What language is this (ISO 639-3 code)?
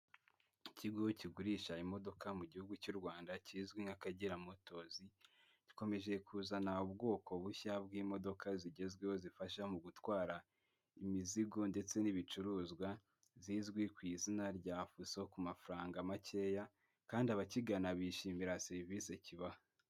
kin